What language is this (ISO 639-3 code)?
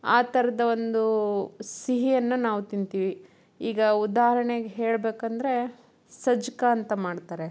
kan